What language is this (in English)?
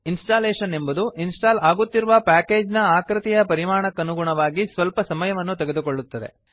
Kannada